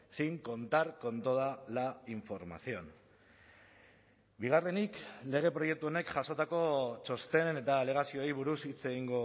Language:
Basque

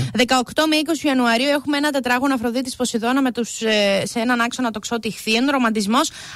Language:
Greek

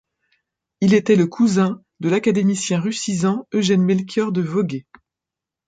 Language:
French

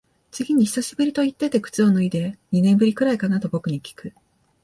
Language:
Japanese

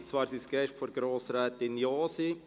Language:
Swiss German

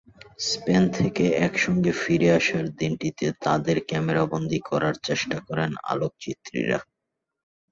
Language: Bangla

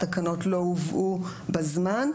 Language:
Hebrew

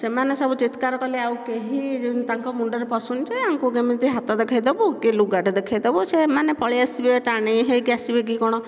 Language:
Odia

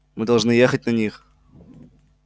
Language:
Russian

